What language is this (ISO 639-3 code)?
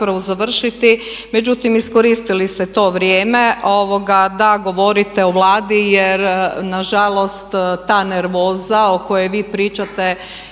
hrv